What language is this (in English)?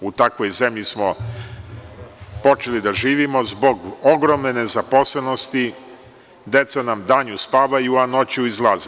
Serbian